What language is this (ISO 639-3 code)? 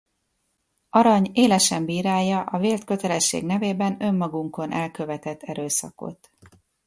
hun